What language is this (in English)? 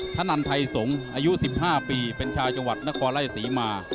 Thai